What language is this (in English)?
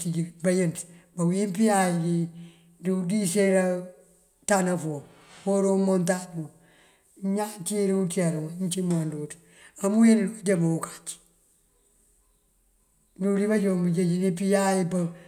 Mandjak